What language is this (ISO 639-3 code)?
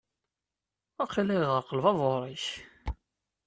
kab